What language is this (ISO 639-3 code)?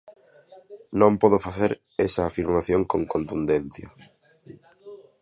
glg